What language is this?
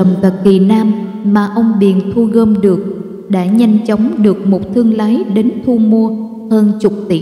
Vietnamese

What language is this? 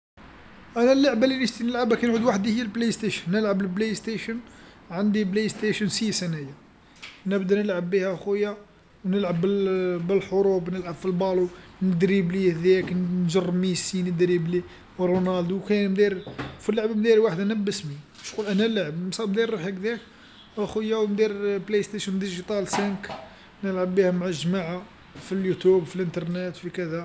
Algerian Arabic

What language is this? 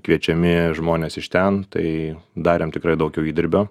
Lithuanian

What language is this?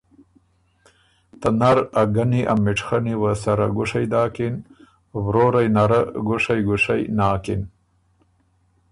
Ormuri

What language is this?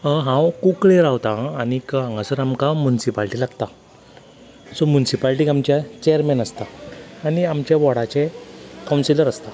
Konkani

